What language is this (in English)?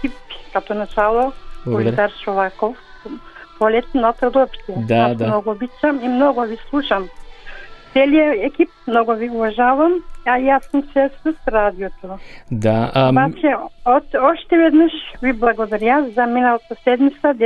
Bulgarian